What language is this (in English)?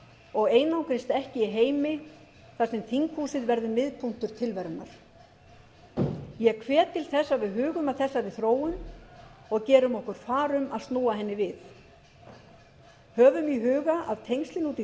Icelandic